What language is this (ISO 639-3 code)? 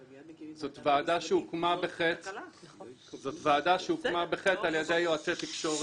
heb